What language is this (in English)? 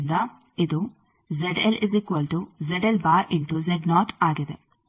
Kannada